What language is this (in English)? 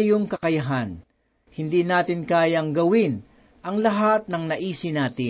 Filipino